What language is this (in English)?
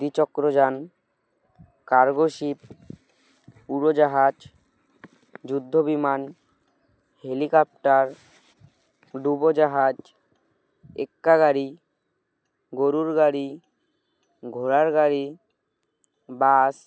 Bangla